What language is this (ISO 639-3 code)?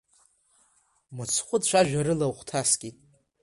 abk